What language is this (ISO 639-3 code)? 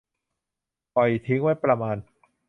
tha